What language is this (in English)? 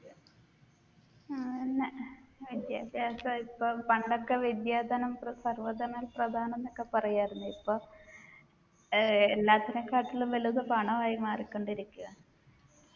Malayalam